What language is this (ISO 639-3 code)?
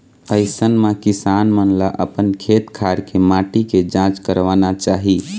hne